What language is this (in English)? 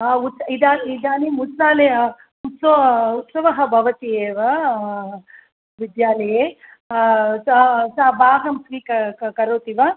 Sanskrit